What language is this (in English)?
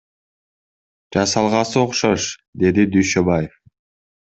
Kyrgyz